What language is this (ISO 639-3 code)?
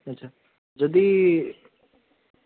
ori